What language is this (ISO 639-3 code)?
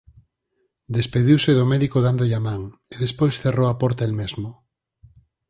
glg